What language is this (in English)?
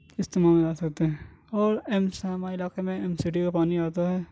Urdu